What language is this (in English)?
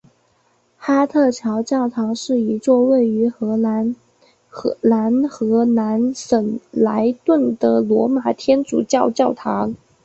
Chinese